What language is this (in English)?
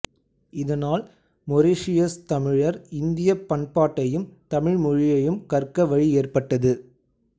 Tamil